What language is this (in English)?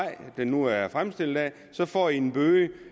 Danish